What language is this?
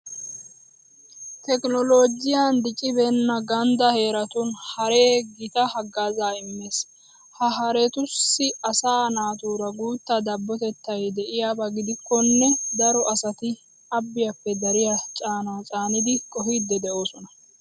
Wolaytta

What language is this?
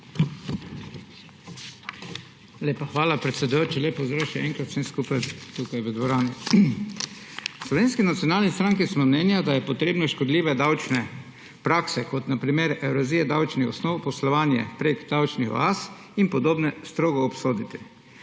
Slovenian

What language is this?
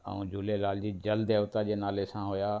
Sindhi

